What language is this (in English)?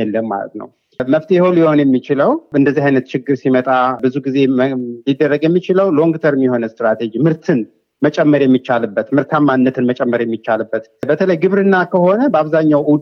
Amharic